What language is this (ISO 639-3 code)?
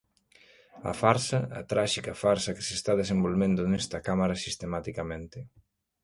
glg